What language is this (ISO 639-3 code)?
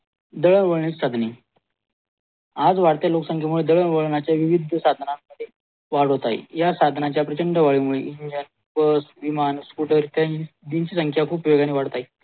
mar